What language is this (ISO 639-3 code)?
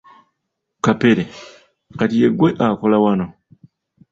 lug